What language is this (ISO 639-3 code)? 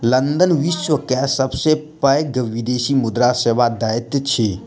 mai